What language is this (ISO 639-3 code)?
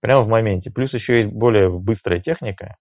rus